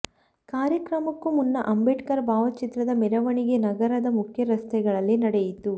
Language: Kannada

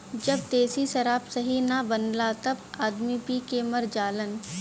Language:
Bhojpuri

